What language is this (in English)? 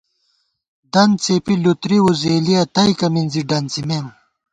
Gawar-Bati